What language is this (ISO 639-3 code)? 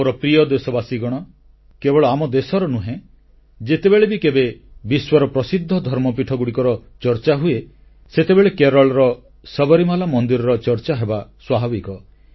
ori